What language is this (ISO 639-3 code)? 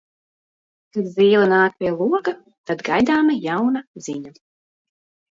lav